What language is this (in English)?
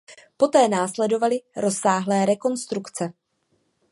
Czech